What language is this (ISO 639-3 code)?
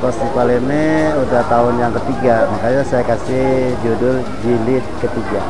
ind